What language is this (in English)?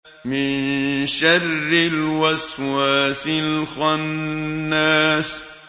Arabic